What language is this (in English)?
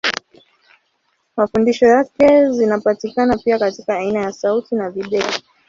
Swahili